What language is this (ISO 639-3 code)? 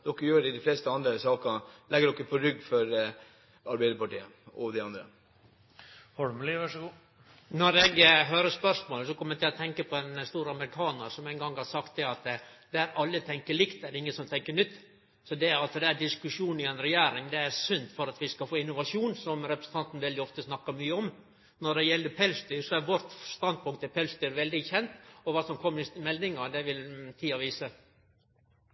nor